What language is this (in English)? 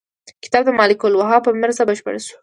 Pashto